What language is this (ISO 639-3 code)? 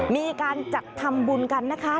tha